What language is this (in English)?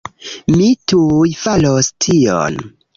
Esperanto